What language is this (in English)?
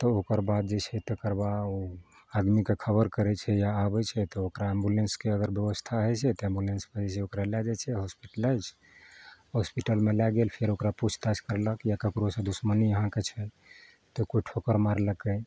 Maithili